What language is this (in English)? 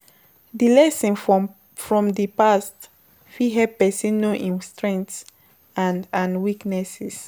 Nigerian Pidgin